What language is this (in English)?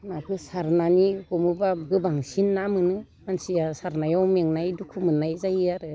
Bodo